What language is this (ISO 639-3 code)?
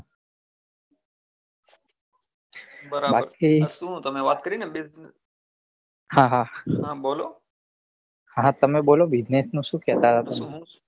guj